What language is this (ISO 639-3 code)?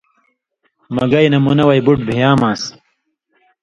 mvy